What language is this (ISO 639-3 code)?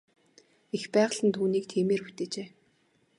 mon